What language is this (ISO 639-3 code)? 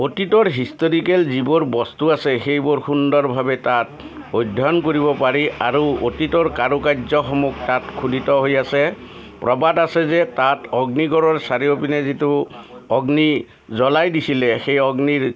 asm